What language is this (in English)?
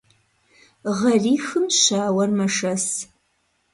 Kabardian